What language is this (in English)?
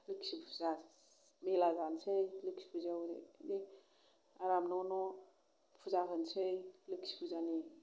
Bodo